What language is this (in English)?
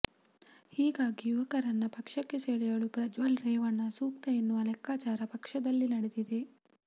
Kannada